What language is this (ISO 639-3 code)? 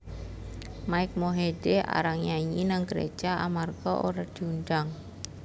jav